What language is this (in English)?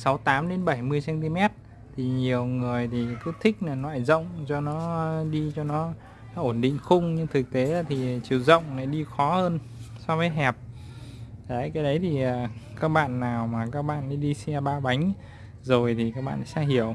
Vietnamese